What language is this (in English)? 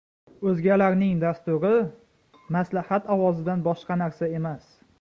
Uzbek